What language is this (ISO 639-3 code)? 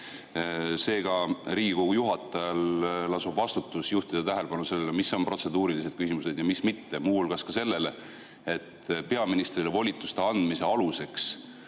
est